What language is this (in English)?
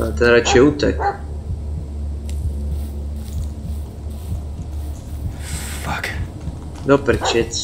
Czech